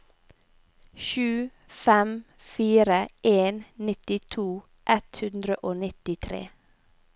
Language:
Norwegian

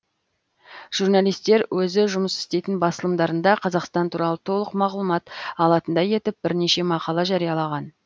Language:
Kazakh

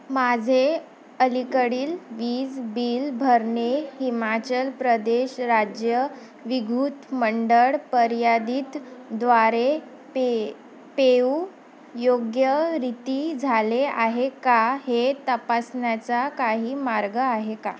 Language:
Marathi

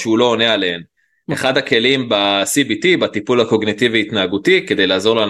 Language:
Hebrew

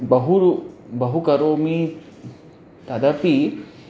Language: Sanskrit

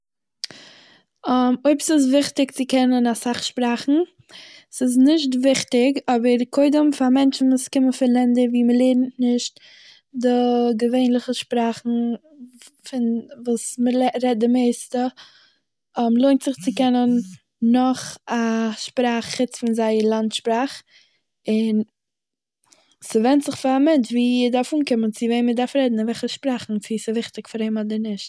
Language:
Yiddish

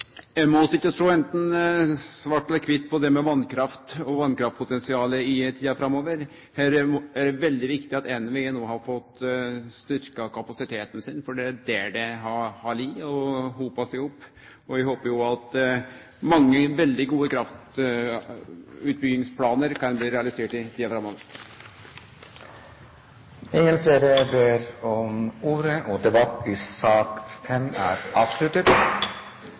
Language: Norwegian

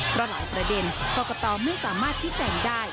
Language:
Thai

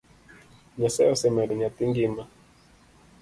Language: Luo (Kenya and Tanzania)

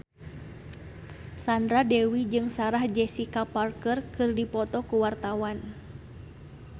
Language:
Sundanese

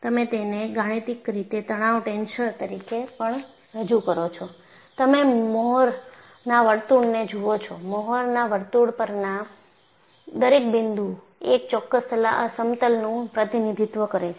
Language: Gujarati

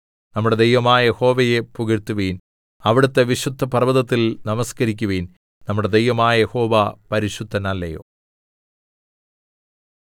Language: Malayalam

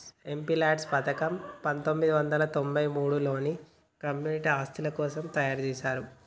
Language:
Telugu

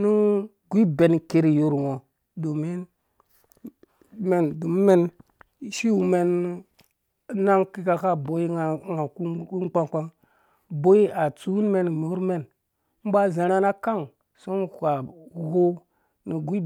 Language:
Dũya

